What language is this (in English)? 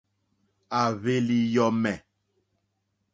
Mokpwe